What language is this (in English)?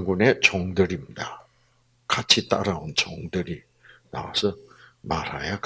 Korean